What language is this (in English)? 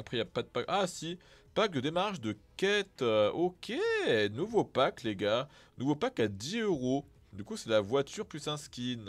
French